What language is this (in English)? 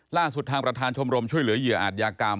Thai